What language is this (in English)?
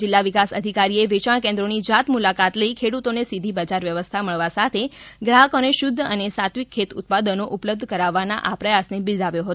Gujarati